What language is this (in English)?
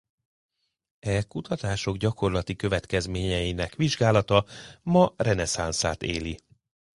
Hungarian